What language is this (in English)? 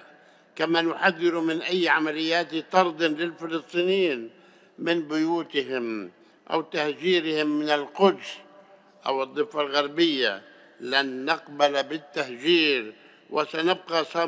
Arabic